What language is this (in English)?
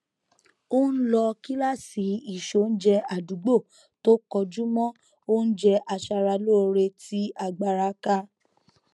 Yoruba